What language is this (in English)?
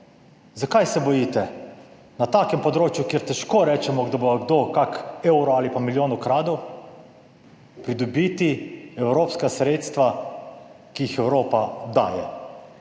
Slovenian